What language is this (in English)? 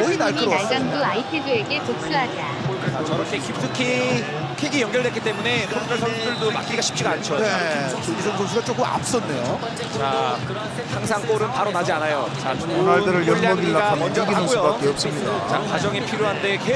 Korean